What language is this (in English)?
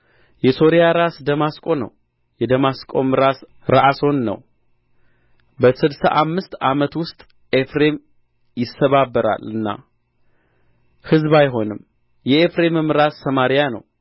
Amharic